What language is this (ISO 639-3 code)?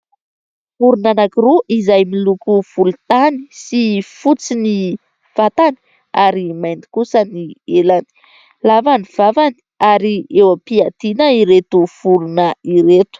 mlg